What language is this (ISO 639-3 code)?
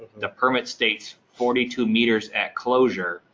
eng